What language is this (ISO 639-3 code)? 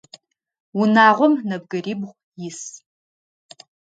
ady